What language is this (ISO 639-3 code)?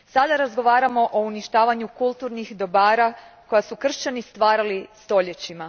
hrv